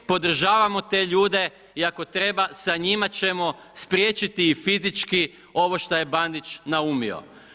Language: Croatian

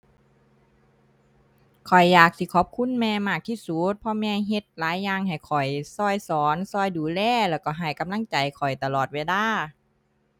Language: Thai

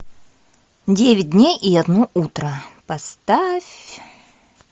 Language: Russian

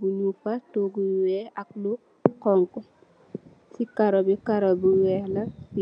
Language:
Wolof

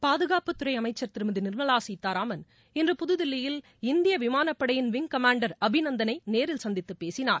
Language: Tamil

